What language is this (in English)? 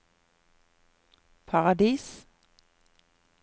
Norwegian